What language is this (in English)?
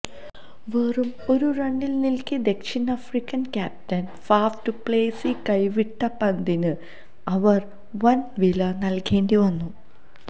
Malayalam